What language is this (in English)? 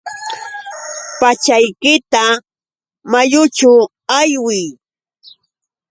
Yauyos Quechua